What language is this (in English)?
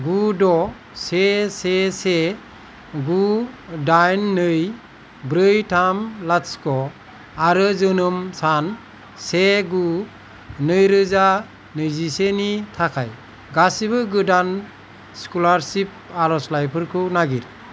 Bodo